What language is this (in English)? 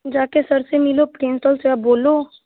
Hindi